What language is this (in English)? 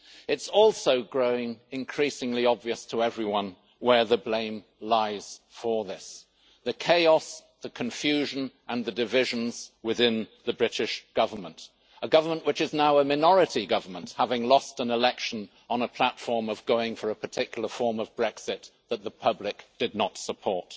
English